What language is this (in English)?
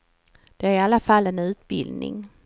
Swedish